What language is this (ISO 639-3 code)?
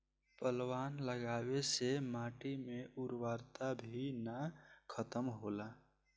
bho